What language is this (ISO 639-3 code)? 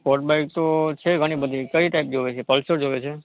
guj